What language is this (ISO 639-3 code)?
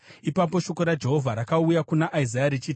sna